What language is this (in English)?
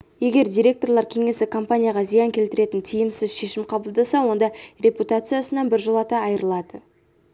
Kazakh